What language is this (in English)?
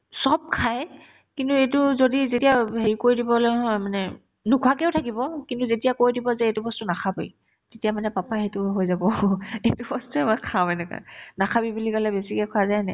Assamese